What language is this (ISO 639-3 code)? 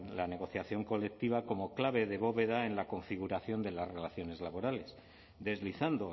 spa